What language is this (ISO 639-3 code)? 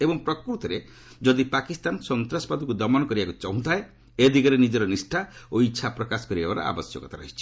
ori